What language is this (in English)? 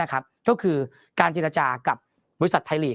Thai